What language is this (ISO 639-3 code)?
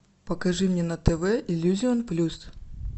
rus